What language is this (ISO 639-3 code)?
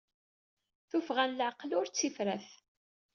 kab